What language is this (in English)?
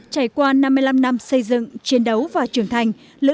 Vietnamese